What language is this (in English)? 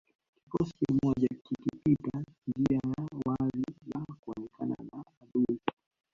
Swahili